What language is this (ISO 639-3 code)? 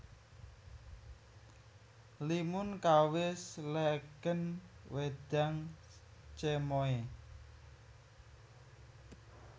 jav